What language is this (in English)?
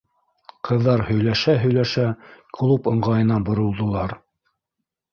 Bashkir